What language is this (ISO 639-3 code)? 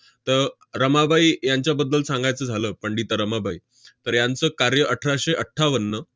mar